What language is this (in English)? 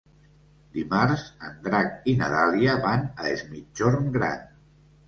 Catalan